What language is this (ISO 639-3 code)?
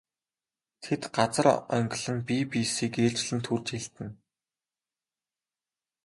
mon